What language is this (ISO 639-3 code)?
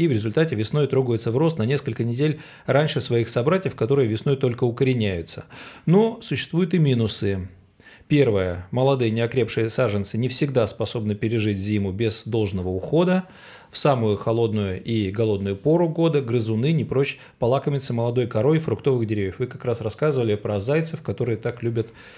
rus